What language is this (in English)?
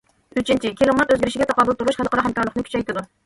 Uyghur